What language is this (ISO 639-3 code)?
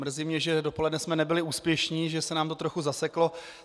ces